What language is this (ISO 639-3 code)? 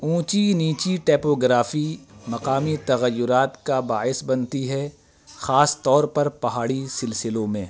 urd